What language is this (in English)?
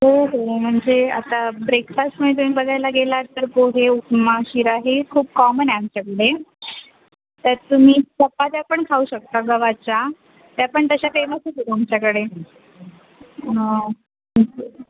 Marathi